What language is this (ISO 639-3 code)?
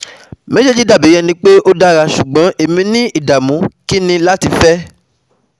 yor